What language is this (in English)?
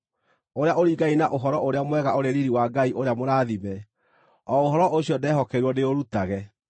Kikuyu